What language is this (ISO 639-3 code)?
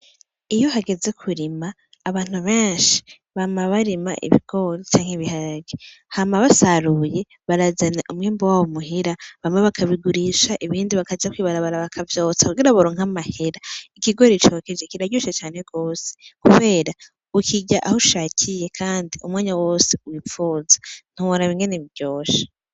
run